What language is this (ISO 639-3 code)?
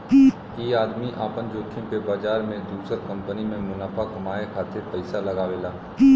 bho